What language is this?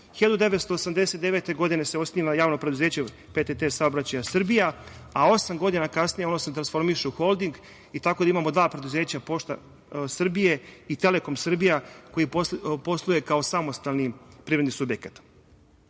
Serbian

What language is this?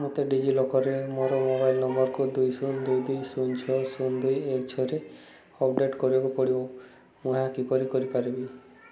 Odia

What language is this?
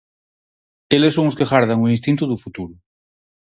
Galician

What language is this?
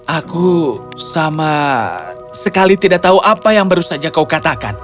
Indonesian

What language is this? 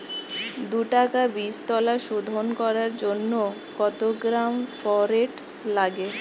Bangla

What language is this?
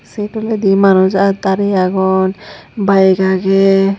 Chakma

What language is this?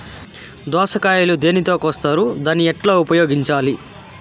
Telugu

